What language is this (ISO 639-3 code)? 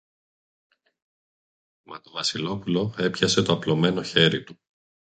ell